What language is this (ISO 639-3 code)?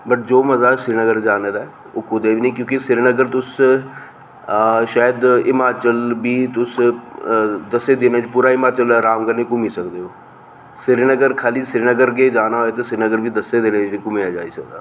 doi